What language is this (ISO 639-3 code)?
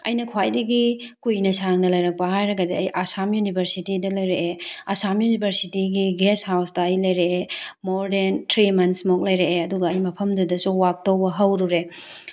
mni